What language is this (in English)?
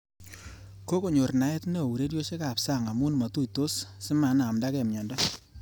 Kalenjin